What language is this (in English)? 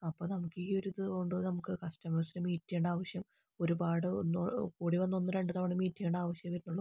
Malayalam